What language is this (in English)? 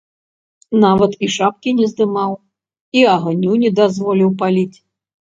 Belarusian